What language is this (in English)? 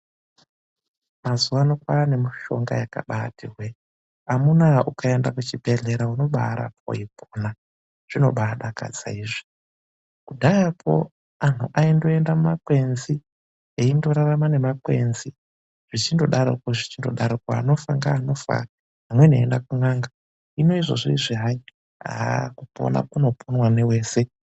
Ndau